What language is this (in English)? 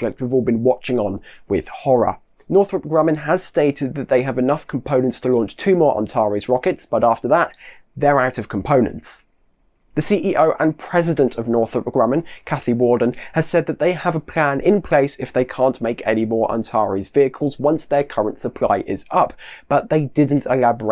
English